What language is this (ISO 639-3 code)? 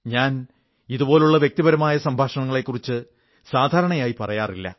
mal